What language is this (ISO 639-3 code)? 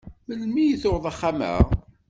kab